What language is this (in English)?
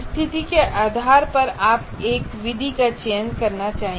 Hindi